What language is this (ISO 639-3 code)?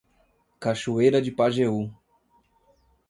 por